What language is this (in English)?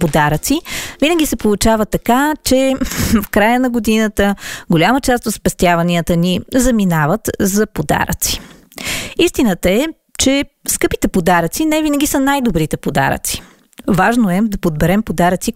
Bulgarian